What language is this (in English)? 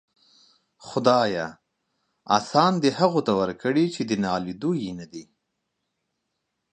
Pashto